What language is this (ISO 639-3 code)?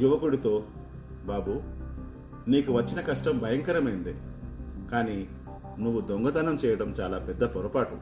tel